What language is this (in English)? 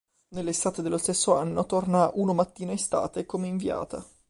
Italian